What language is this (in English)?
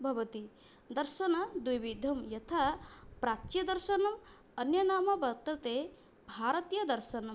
Sanskrit